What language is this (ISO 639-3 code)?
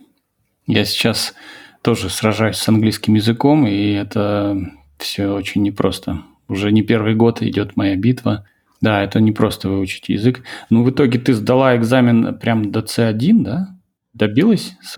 rus